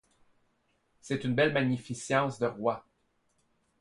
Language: French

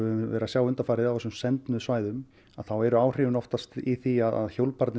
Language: Icelandic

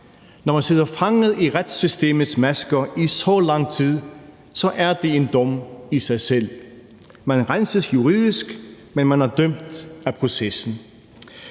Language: Danish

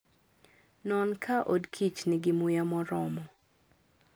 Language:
Luo (Kenya and Tanzania)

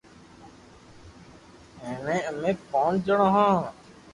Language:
Loarki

